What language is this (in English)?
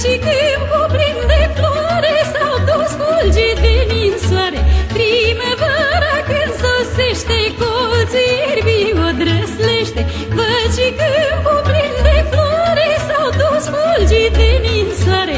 Romanian